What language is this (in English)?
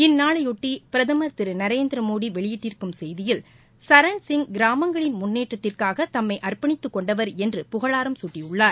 Tamil